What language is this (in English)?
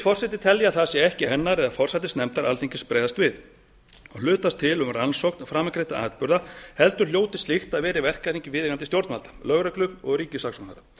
Icelandic